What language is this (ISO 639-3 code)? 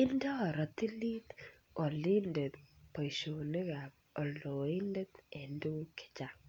kln